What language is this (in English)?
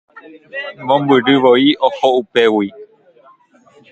Guarani